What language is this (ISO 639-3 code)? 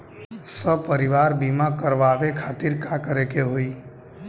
bho